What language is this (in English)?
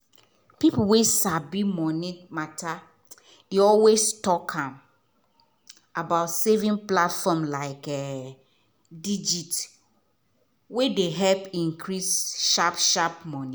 Nigerian Pidgin